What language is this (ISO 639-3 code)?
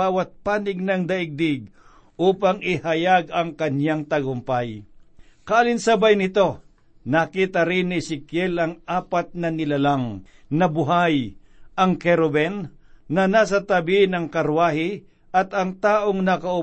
fil